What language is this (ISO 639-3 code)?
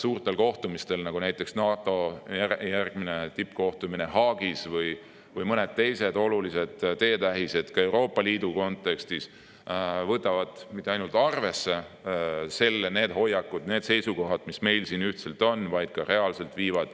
est